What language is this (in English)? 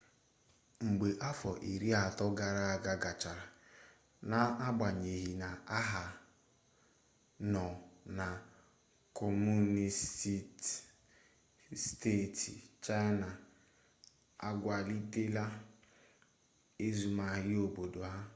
Igbo